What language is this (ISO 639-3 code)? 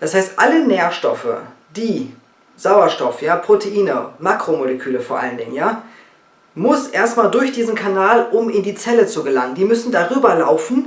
deu